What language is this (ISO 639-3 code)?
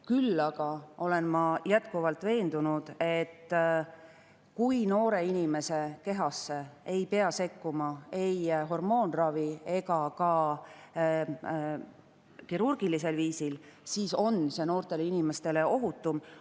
est